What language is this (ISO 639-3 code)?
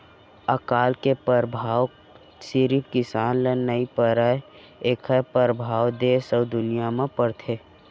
hne